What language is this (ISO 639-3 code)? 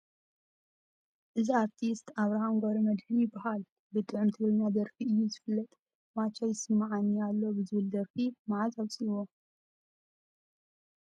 tir